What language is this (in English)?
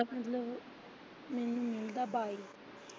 Punjabi